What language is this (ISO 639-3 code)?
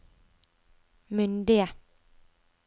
nor